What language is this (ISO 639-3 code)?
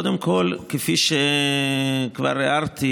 heb